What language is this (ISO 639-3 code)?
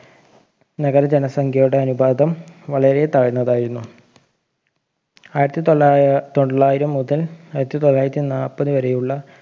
mal